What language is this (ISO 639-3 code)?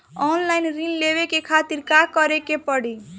bho